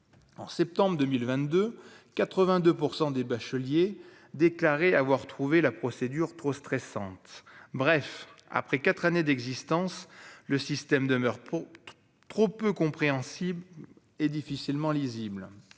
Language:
French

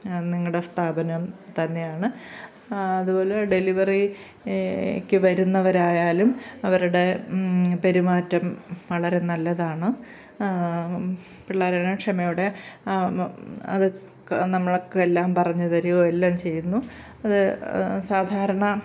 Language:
Malayalam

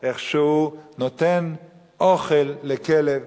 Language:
Hebrew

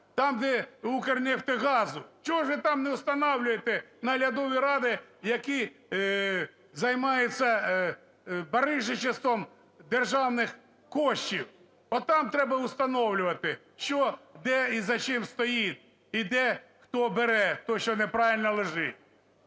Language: Ukrainian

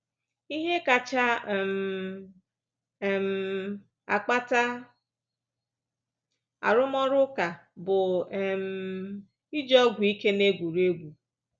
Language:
Igbo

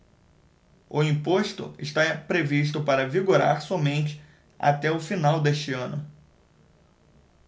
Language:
Portuguese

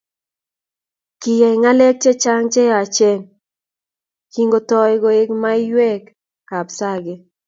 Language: Kalenjin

